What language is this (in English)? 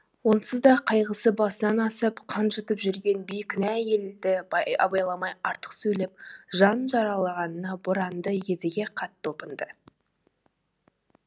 Kazakh